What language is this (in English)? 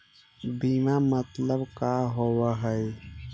Magahi